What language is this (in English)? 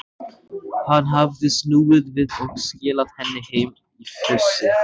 Icelandic